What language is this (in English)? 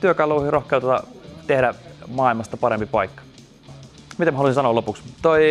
Finnish